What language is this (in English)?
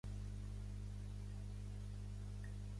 Catalan